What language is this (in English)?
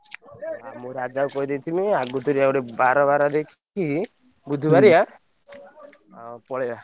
Odia